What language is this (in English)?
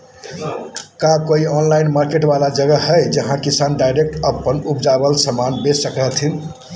Magahi